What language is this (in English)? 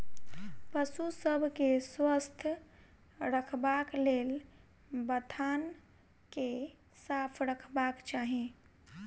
Maithili